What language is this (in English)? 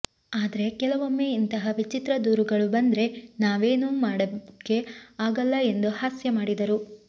Kannada